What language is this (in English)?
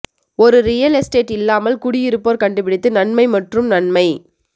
Tamil